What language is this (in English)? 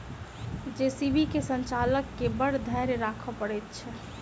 Maithili